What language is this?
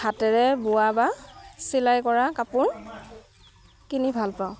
Assamese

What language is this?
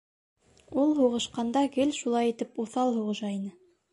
Bashkir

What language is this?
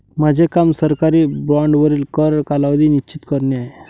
Marathi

